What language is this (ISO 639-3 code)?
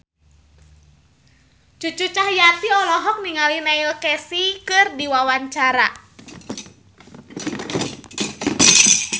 sun